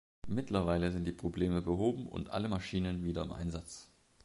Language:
German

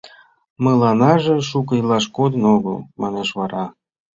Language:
Mari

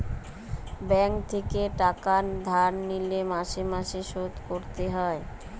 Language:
Bangla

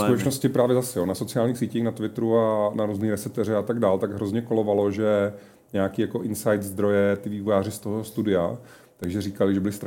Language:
Czech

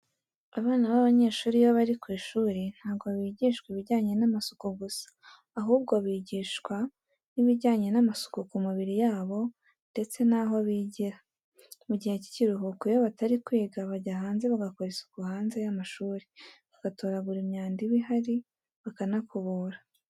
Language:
Kinyarwanda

